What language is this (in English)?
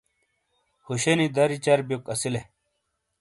Shina